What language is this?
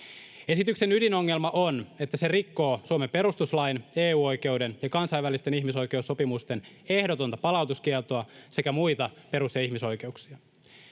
Finnish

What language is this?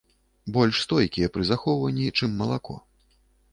Belarusian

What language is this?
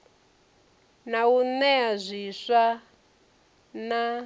Venda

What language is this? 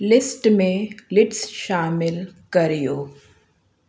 Sindhi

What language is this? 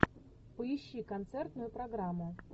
Russian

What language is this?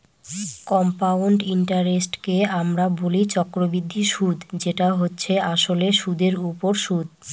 Bangla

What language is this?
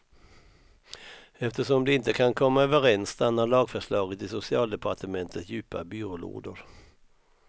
Swedish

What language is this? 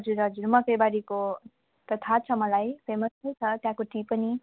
Nepali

